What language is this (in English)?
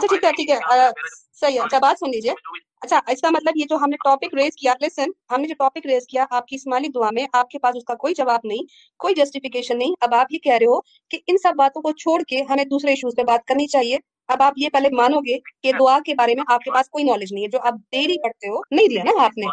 Urdu